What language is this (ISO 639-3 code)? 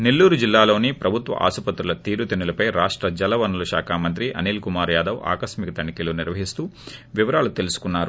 tel